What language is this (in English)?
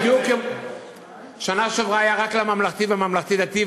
Hebrew